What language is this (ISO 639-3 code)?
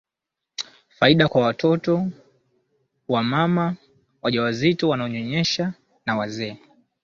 swa